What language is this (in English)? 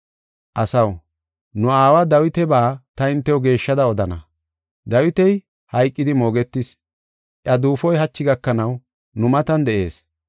Gofa